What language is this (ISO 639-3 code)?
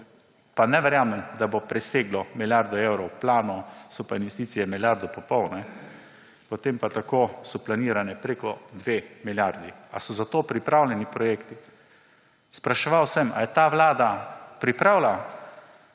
slv